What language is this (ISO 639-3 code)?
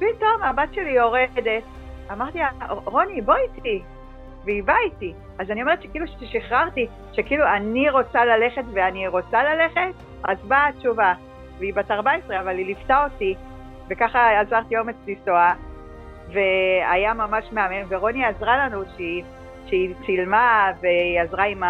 heb